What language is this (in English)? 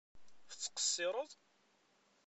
Kabyle